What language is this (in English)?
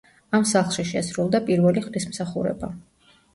Georgian